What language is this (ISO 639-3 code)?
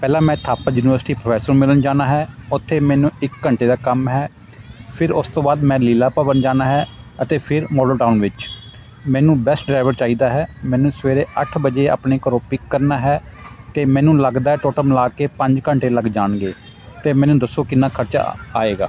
pan